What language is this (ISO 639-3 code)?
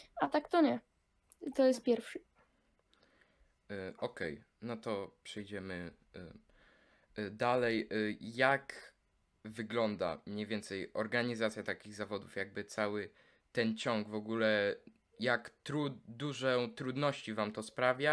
pol